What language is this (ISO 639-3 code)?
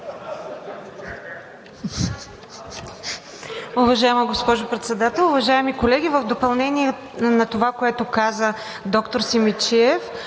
bul